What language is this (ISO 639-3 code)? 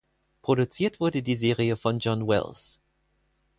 deu